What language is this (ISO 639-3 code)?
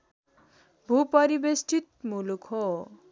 nep